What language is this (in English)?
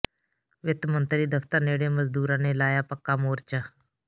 Punjabi